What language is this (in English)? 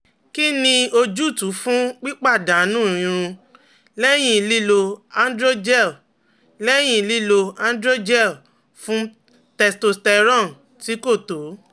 Yoruba